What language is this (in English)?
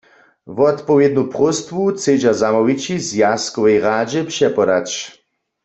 Upper Sorbian